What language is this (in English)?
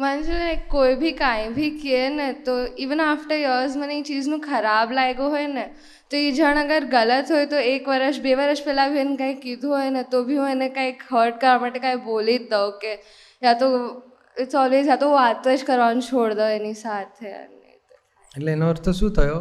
Gujarati